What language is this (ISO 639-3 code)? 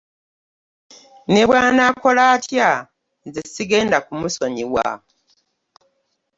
lug